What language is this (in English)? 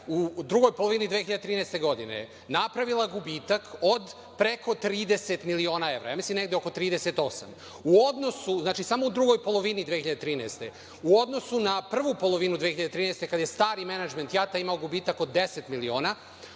Serbian